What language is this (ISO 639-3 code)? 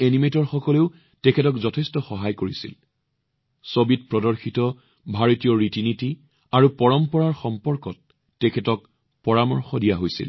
asm